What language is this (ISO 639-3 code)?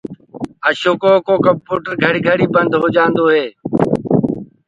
ggg